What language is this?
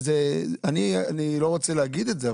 Hebrew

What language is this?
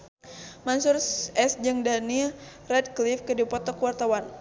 Sundanese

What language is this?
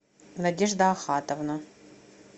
Russian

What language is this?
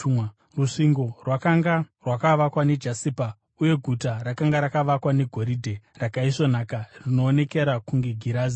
Shona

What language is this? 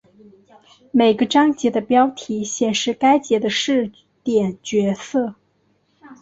Chinese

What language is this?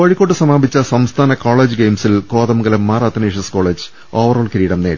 Malayalam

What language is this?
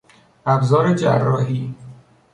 Persian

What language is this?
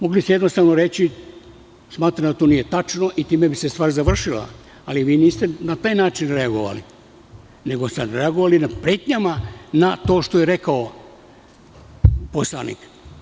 Serbian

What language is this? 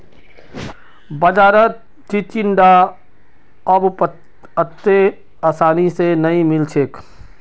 Magahi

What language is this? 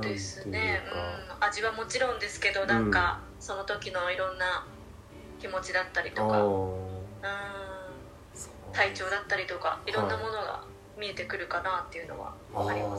Japanese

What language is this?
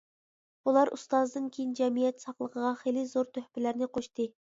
Uyghur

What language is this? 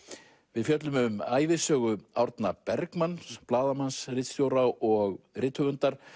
Icelandic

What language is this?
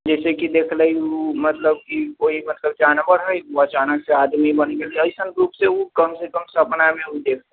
Maithili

